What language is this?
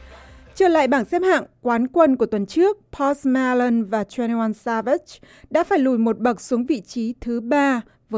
Vietnamese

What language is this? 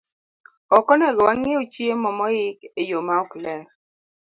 Luo (Kenya and Tanzania)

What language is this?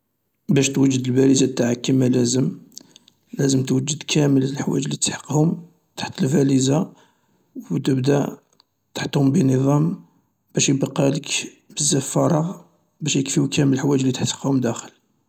Algerian Arabic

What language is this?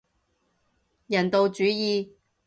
Cantonese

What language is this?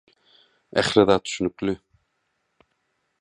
Turkmen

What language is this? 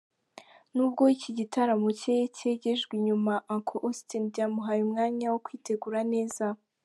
Kinyarwanda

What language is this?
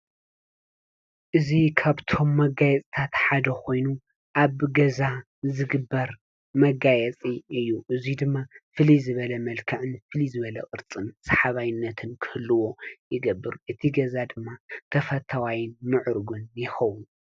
Tigrinya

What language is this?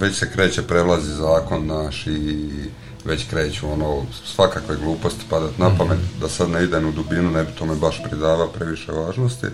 Croatian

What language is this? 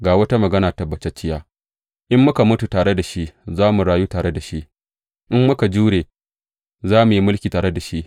Hausa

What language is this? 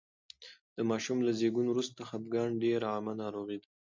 Pashto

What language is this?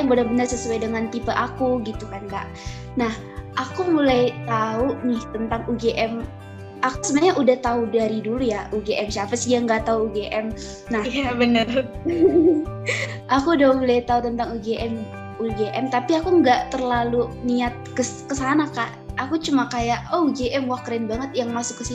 Indonesian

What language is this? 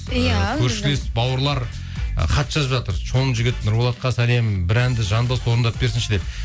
Kazakh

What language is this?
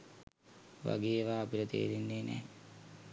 Sinhala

